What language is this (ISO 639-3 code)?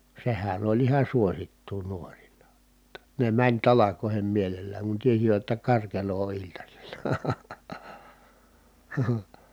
fin